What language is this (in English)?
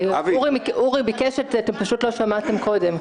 Hebrew